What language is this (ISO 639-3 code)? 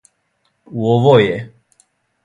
srp